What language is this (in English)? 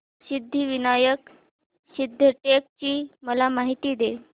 Marathi